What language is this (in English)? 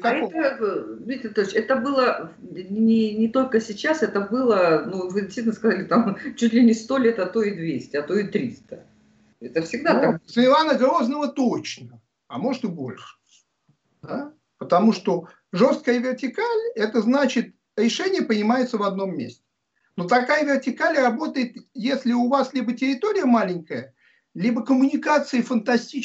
Russian